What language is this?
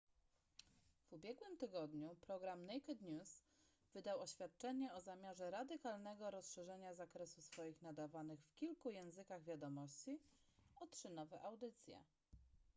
Polish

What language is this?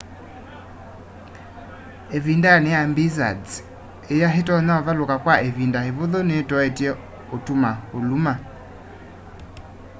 Kamba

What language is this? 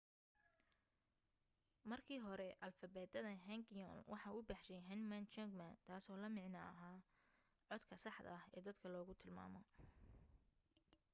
Somali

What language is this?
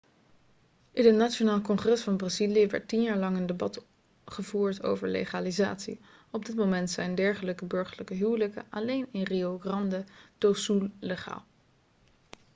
Dutch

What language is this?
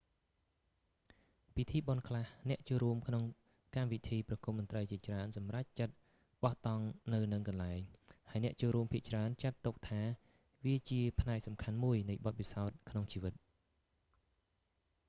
Khmer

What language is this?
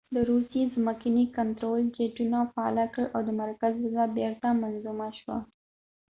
Pashto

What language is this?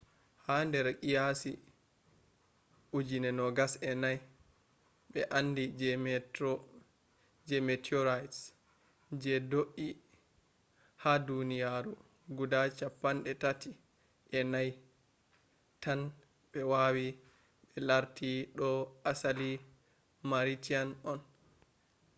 Fula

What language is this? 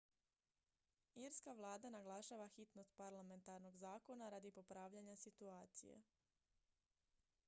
Croatian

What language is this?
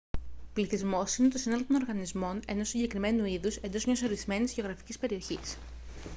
Greek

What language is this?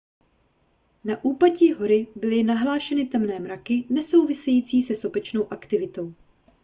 Czech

